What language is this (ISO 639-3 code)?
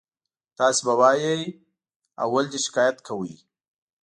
pus